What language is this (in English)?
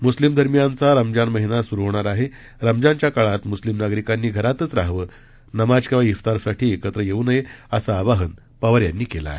Marathi